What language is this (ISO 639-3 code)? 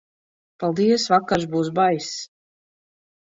lav